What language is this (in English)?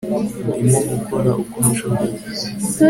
Kinyarwanda